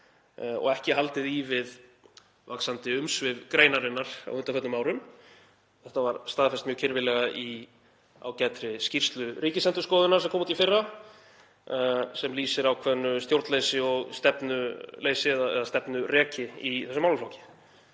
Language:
Icelandic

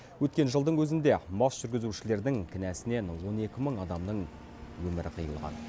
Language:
Kazakh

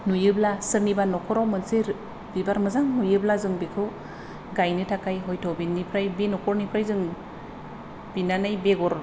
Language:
Bodo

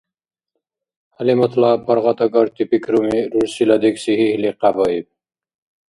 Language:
Dargwa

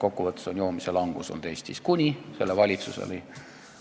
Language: Estonian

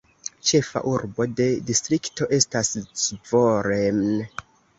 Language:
Esperanto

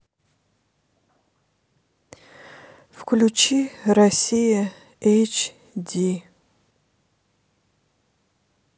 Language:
Russian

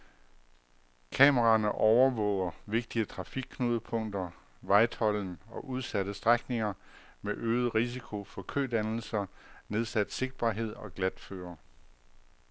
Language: Danish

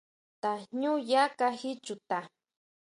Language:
Huautla Mazatec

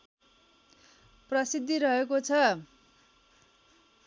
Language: Nepali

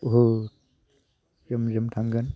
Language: Bodo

